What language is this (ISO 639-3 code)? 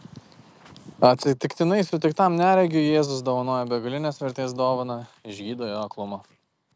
lit